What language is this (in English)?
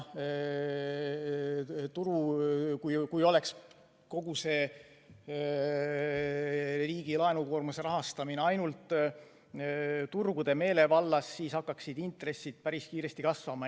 Estonian